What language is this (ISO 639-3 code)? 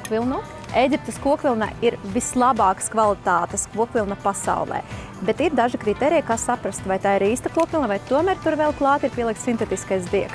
lav